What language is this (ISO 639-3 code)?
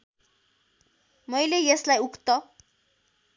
nep